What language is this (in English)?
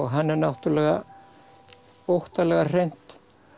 Icelandic